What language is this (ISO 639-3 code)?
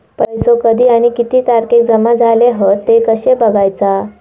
mar